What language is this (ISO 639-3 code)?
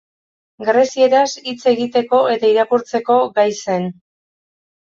eus